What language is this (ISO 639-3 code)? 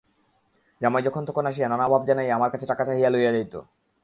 ben